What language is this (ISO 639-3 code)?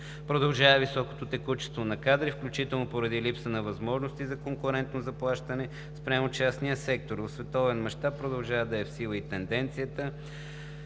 bul